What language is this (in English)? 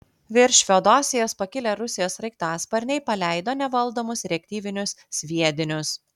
Lithuanian